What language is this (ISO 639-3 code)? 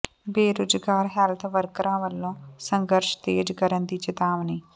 pan